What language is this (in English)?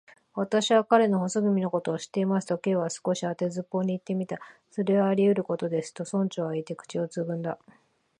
Japanese